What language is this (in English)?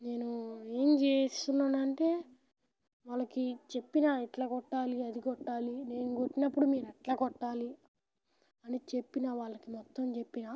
Telugu